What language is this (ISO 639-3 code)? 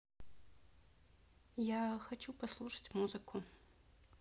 rus